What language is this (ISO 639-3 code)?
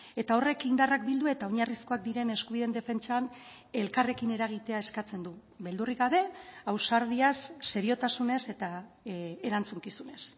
eus